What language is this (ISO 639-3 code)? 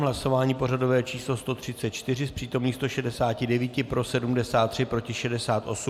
ces